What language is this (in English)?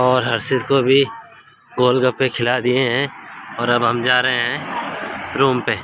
Hindi